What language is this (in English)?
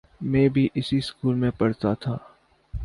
Urdu